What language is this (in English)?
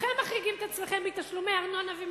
Hebrew